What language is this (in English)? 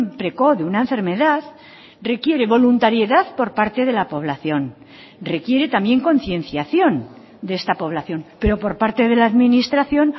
Spanish